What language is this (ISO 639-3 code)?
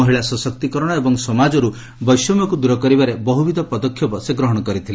ori